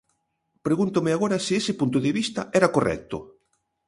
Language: Galician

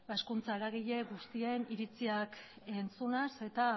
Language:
Basque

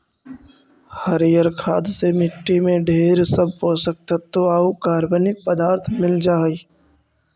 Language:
Magahi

